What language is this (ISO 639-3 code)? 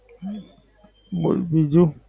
guj